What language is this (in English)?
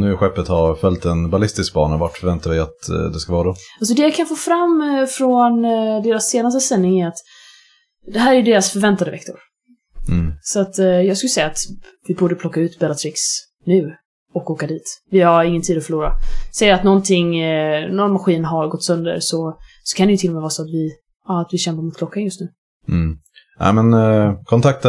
Swedish